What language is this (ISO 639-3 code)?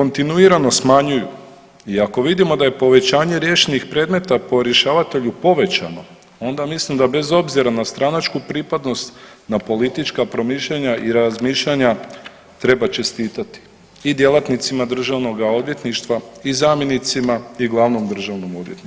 hrv